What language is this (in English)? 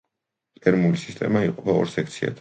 Georgian